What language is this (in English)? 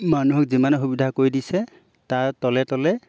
Assamese